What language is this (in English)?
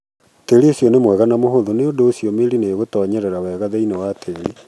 Kikuyu